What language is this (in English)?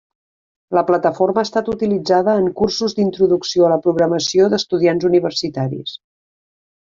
Catalan